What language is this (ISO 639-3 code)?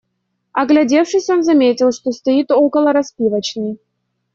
rus